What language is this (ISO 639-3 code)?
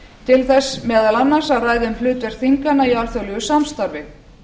isl